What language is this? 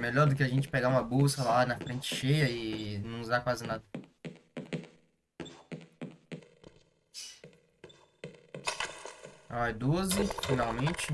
Portuguese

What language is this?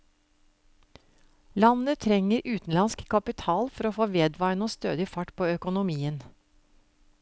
Norwegian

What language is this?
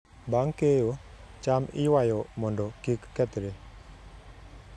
Luo (Kenya and Tanzania)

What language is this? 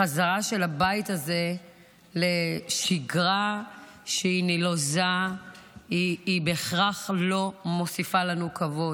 Hebrew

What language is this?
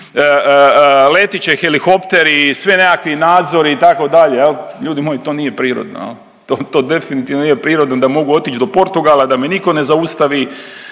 Croatian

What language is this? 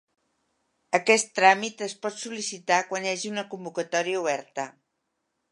Catalan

